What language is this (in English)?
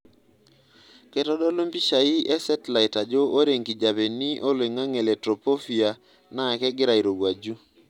Masai